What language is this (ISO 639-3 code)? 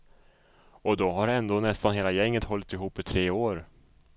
swe